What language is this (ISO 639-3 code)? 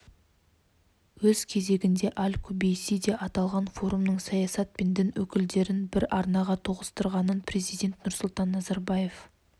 kaz